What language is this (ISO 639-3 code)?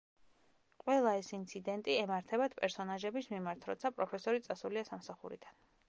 kat